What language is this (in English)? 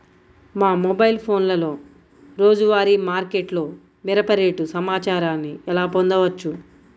Telugu